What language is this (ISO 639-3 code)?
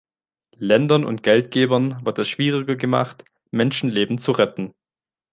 deu